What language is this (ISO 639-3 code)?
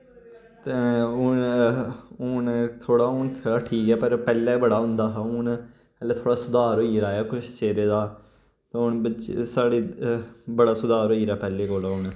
doi